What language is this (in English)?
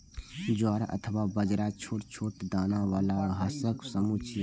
Maithili